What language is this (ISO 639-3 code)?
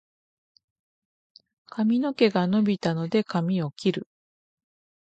jpn